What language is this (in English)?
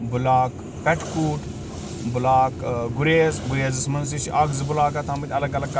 Kashmiri